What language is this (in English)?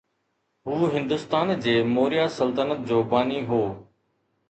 Sindhi